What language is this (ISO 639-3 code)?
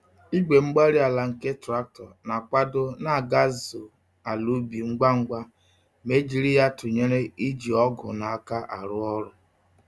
ibo